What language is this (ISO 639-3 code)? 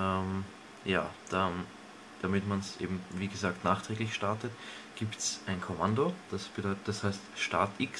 deu